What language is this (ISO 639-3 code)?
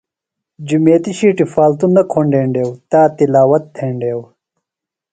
phl